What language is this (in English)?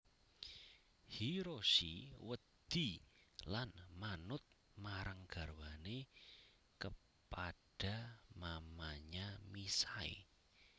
Javanese